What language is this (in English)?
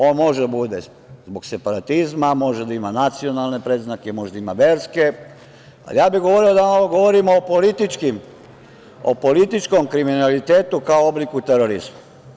Serbian